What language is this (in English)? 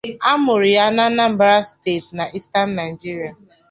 Igbo